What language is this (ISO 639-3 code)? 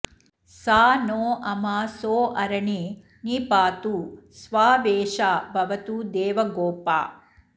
san